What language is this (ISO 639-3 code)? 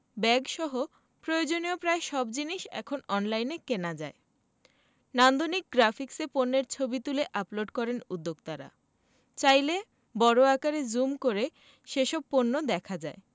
ben